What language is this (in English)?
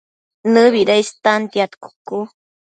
Matsés